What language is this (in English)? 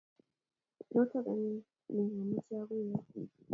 Kalenjin